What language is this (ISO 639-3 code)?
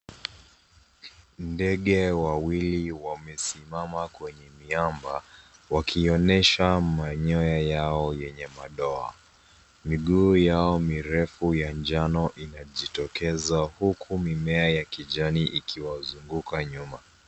swa